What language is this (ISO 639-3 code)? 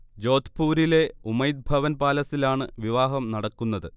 mal